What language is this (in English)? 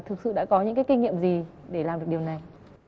Vietnamese